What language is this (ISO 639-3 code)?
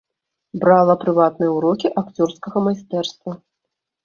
bel